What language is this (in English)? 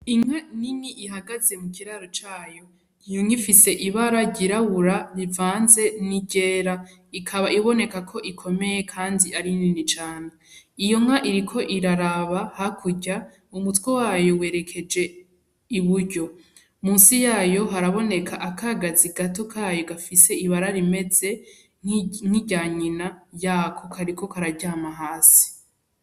Rundi